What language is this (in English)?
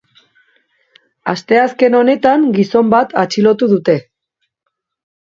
Basque